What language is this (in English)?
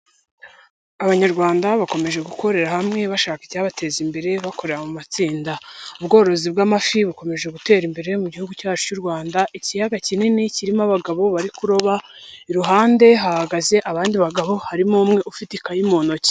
Kinyarwanda